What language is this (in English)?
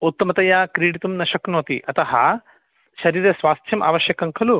Sanskrit